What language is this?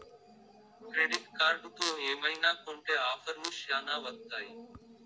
Telugu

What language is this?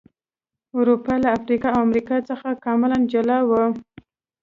Pashto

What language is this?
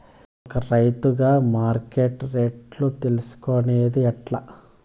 Telugu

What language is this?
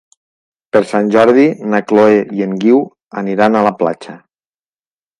Catalan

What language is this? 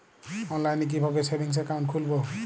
Bangla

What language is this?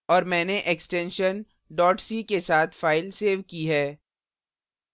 Hindi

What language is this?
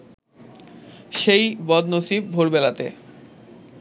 Bangla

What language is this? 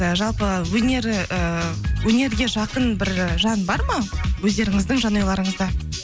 Kazakh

